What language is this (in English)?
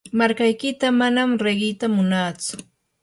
Yanahuanca Pasco Quechua